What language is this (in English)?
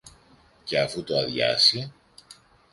Greek